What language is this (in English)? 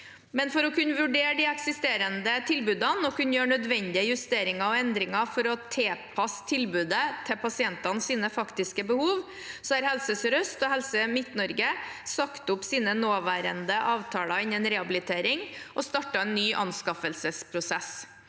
Norwegian